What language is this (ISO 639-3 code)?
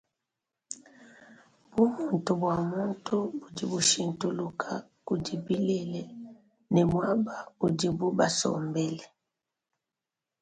lua